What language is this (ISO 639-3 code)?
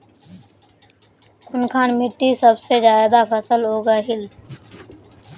mag